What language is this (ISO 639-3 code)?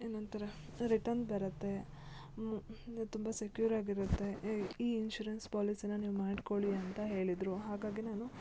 kan